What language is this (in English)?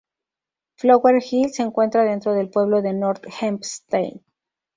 Spanish